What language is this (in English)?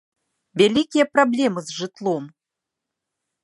Belarusian